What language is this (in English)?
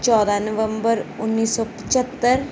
Punjabi